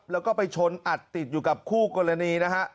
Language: Thai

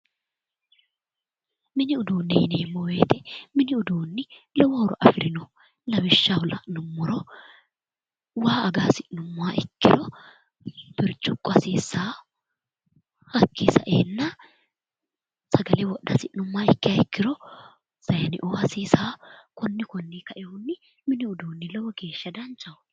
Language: Sidamo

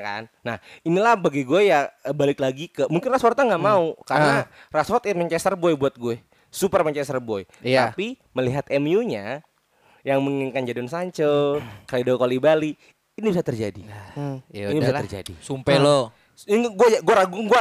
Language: Indonesian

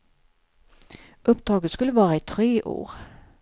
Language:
Swedish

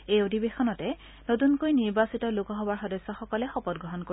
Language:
Assamese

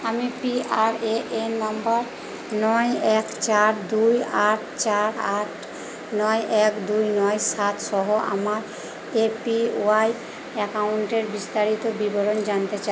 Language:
Bangla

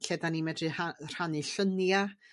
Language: Welsh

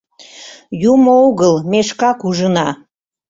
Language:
Mari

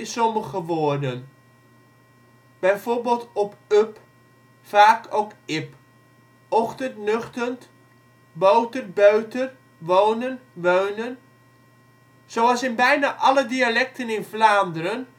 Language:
Dutch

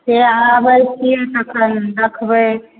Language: Maithili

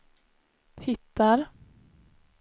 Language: Swedish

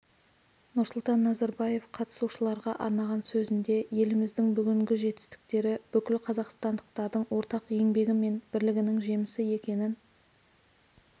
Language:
Kazakh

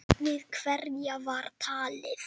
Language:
Icelandic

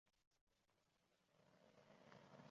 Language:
Uzbek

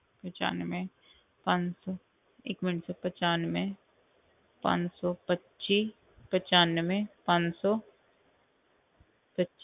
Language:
Punjabi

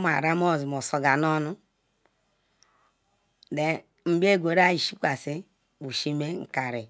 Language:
Ikwere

